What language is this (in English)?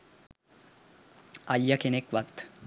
Sinhala